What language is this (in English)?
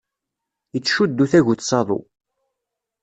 Kabyle